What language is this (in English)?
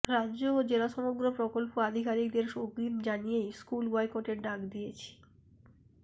Bangla